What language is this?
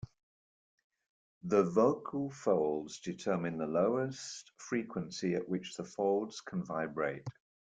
English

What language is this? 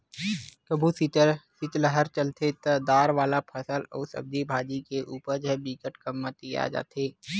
Chhattisgarhi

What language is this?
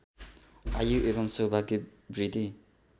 Nepali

